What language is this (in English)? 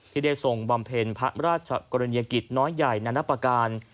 Thai